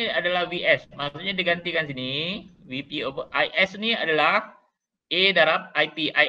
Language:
Malay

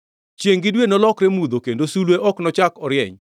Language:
Luo (Kenya and Tanzania)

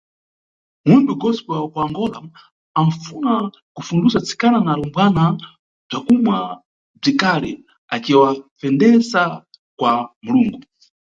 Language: Nyungwe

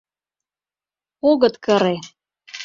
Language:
Mari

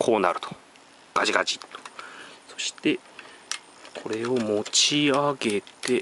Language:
Japanese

